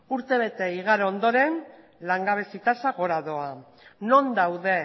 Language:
Basque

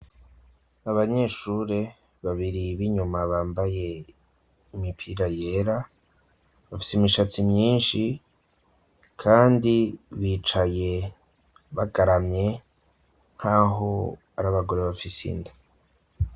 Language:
Rundi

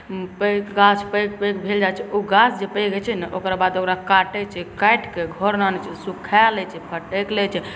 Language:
Maithili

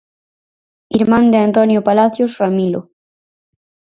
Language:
Galician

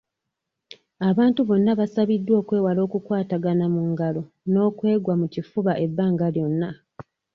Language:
Ganda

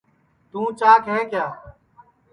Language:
Sansi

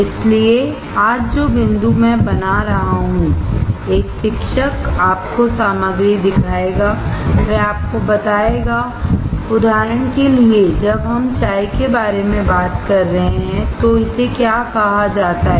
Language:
Hindi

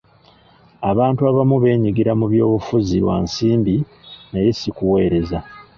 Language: Ganda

